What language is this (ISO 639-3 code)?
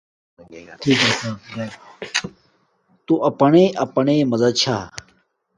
dmk